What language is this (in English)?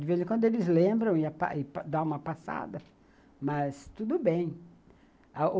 Portuguese